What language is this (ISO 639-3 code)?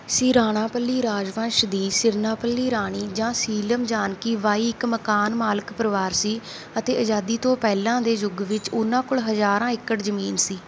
pan